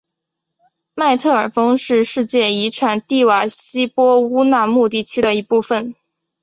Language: Chinese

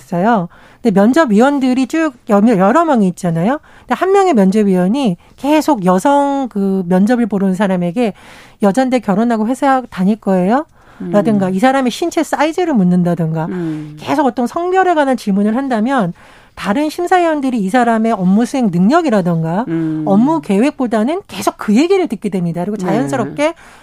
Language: Korean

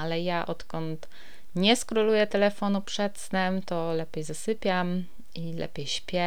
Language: Polish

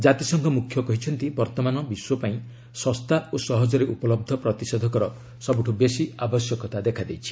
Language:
Odia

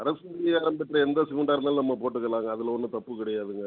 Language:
Tamil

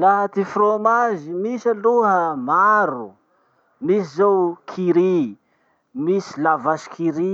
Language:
Masikoro Malagasy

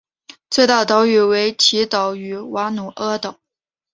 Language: Chinese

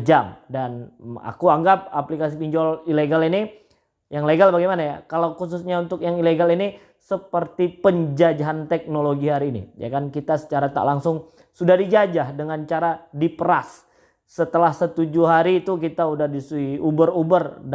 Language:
Indonesian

